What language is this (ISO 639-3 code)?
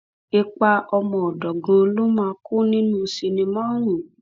yor